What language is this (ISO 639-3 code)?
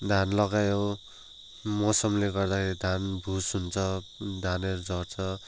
nep